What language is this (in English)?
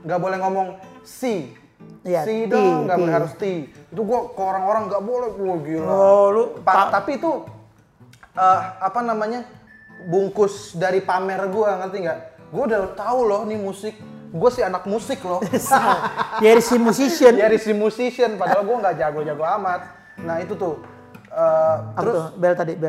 Indonesian